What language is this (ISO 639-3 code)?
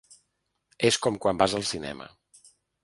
cat